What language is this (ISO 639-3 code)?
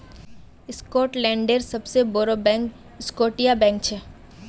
mag